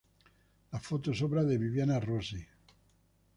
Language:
Spanish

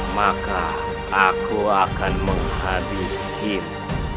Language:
Indonesian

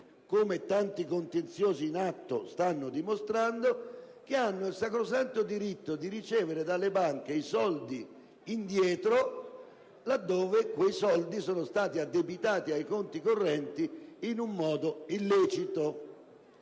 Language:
Italian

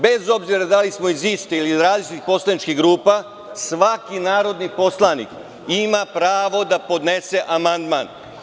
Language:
Serbian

